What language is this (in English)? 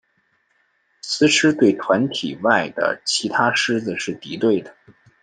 Chinese